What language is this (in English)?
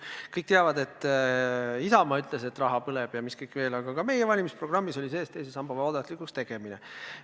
Estonian